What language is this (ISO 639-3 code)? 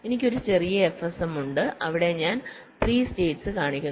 mal